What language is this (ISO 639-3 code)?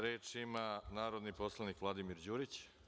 srp